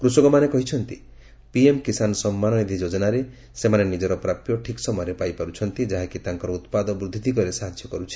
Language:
Odia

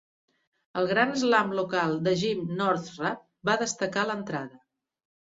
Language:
Catalan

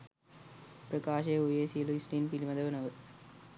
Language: Sinhala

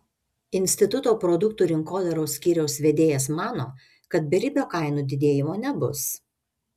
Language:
Lithuanian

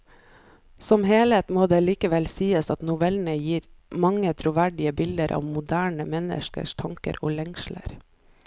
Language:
Norwegian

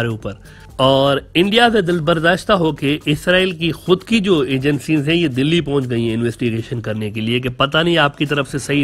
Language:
Hindi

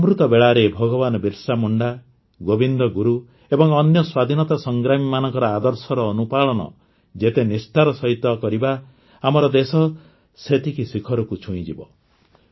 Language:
Odia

